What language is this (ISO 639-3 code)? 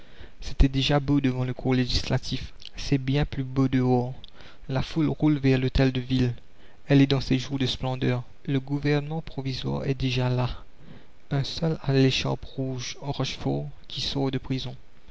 fra